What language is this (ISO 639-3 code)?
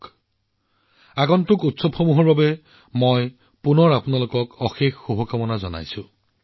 asm